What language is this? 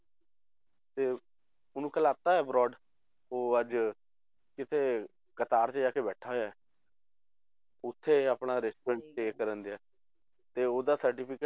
Punjabi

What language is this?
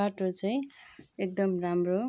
Nepali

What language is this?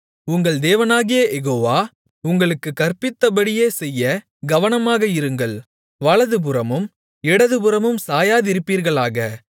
Tamil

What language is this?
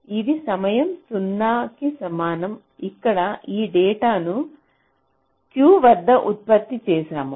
Telugu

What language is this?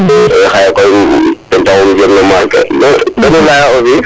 Serer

